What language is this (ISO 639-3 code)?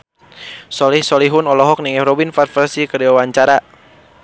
sun